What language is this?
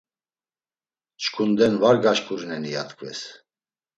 Laz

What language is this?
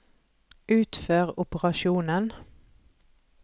Norwegian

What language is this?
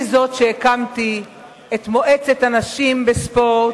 Hebrew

